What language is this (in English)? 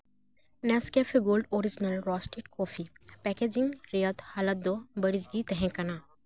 Santali